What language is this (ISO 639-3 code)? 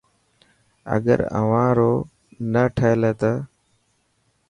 mki